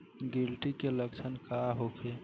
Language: Bhojpuri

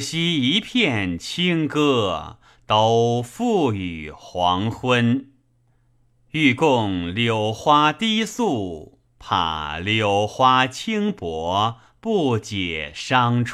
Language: Chinese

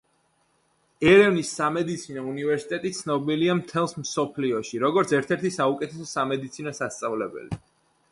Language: Georgian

